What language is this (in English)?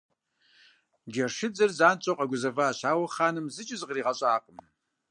Kabardian